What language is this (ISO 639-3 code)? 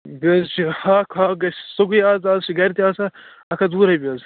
kas